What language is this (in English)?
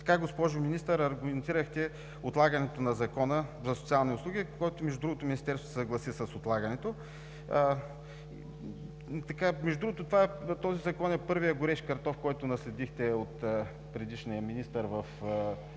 Bulgarian